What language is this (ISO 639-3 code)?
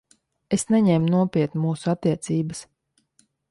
lav